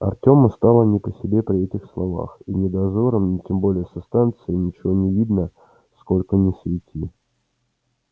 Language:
Russian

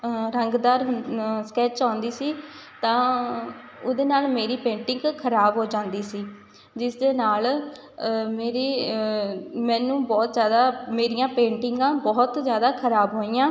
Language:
Punjabi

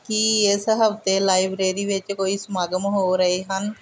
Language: Punjabi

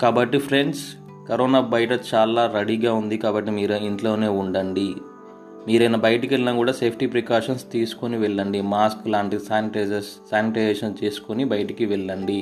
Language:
Telugu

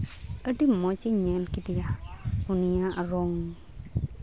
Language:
Santali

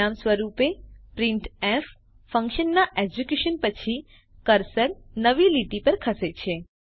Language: Gujarati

